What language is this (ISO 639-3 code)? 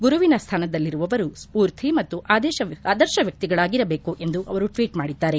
kan